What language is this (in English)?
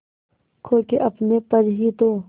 Hindi